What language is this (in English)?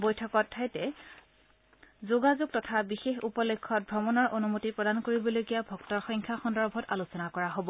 Assamese